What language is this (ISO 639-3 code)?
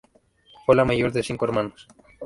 spa